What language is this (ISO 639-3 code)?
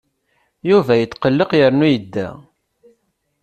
kab